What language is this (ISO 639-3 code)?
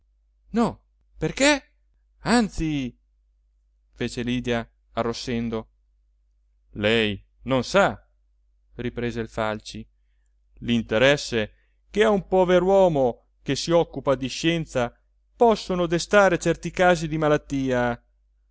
ita